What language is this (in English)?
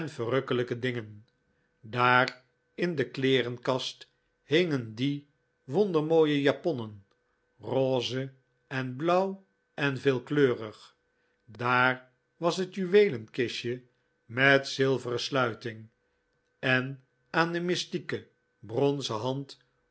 Dutch